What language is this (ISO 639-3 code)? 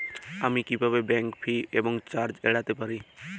ben